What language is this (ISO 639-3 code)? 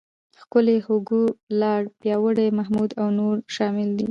pus